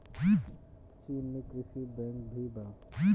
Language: Bhojpuri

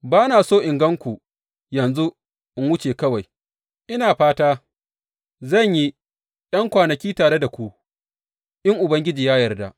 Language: Hausa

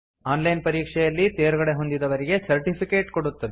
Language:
Kannada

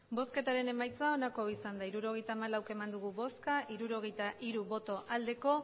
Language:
Basque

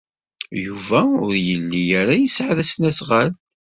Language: Kabyle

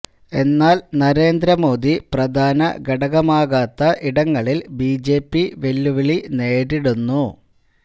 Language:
Malayalam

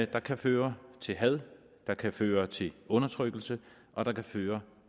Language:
Danish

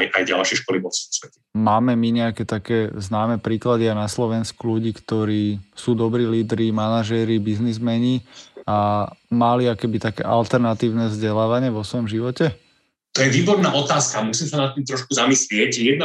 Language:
Slovak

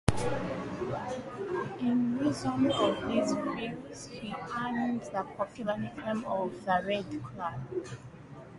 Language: English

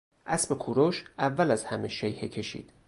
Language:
Persian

